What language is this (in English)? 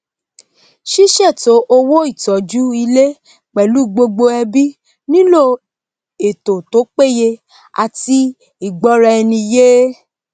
Yoruba